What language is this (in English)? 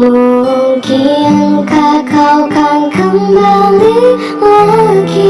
Indonesian